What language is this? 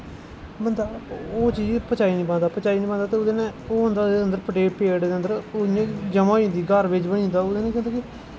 Dogri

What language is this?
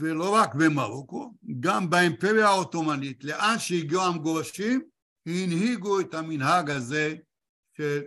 Hebrew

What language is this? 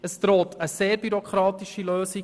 Swiss German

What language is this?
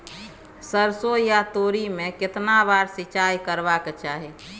Maithili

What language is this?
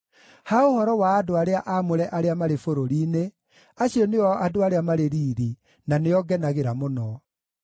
Kikuyu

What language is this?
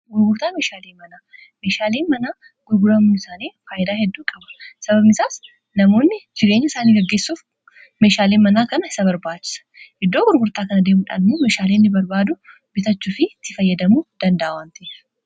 Oromo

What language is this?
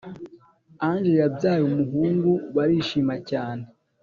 Kinyarwanda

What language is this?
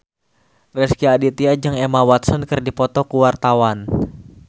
Sundanese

